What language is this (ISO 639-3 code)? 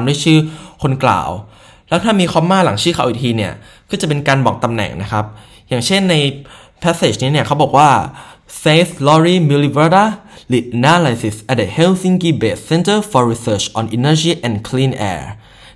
tha